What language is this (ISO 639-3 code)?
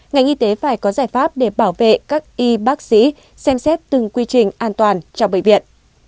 vie